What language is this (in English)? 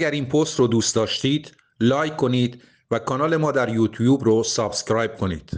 Persian